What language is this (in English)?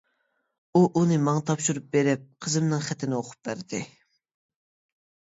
Uyghur